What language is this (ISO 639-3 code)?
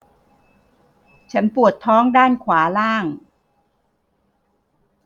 tha